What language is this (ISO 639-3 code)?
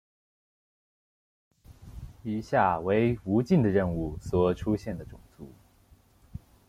zho